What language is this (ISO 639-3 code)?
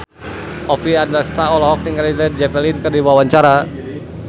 sun